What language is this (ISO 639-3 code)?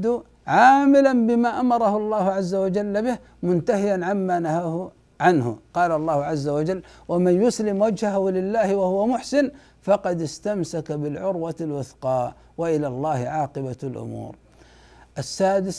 ara